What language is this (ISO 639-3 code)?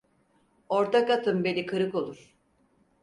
tur